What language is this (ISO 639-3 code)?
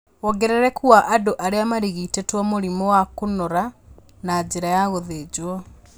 kik